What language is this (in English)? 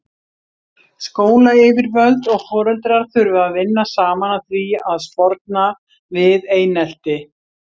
Icelandic